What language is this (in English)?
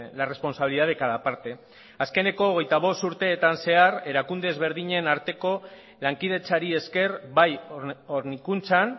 Basque